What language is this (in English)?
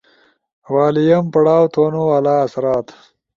Ushojo